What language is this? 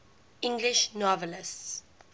English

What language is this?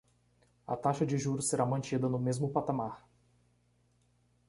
Portuguese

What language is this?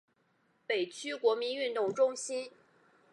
Chinese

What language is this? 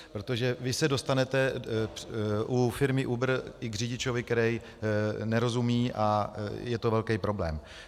Czech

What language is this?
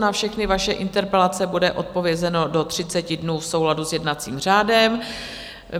Czech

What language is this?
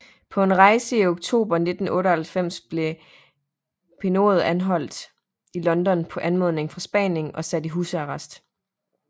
Danish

